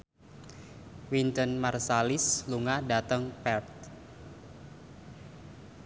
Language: Javanese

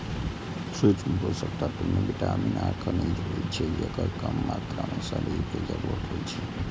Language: Maithili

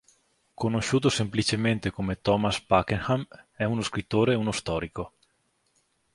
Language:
Italian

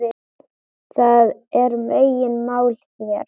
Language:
Icelandic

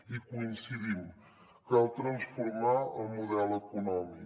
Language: Catalan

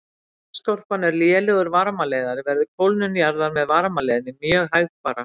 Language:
Icelandic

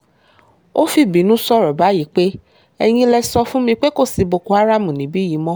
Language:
Yoruba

